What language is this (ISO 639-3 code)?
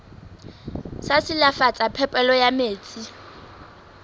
sot